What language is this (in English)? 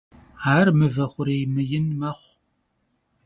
Kabardian